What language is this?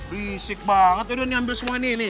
Indonesian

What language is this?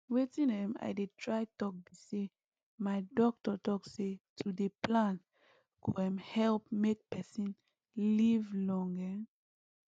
Nigerian Pidgin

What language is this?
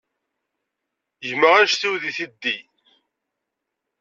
Kabyle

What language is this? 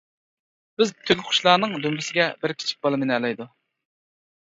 Uyghur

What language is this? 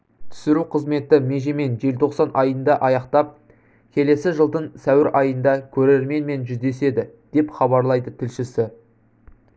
Kazakh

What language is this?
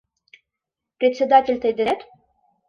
Mari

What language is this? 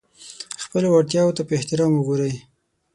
Pashto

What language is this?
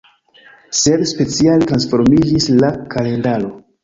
Esperanto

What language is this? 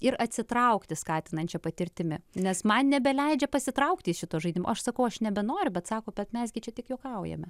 Lithuanian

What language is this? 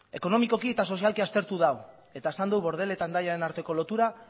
Basque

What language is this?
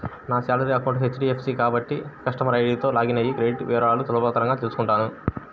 Telugu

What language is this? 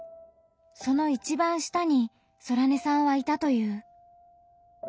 Japanese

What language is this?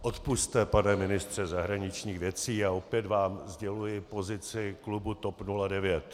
Czech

